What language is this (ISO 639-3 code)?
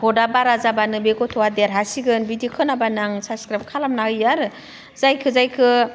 brx